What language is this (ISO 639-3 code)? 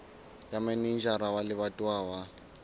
sot